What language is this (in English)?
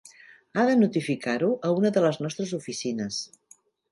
Catalan